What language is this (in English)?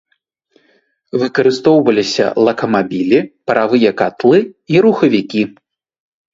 Belarusian